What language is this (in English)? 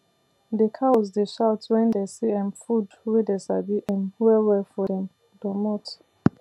Nigerian Pidgin